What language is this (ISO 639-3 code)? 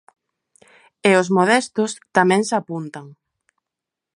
glg